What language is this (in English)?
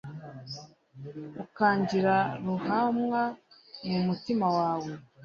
Kinyarwanda